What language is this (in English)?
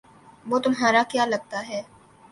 Urdu